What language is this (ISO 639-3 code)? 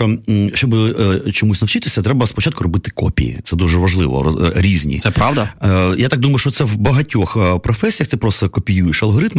ukr